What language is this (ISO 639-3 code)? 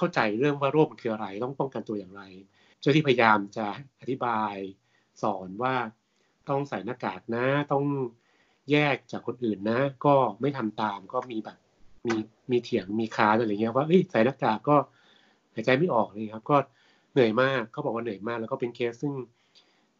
tha